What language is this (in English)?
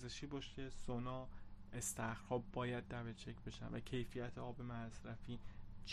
Persian